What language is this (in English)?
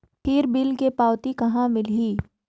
Chhattisgarhi